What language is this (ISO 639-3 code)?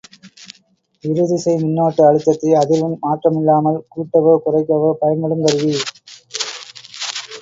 tam